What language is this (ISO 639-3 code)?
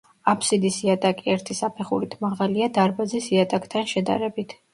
kat